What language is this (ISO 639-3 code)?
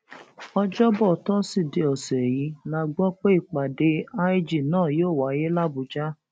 yor